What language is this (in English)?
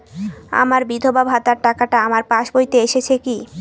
Bangla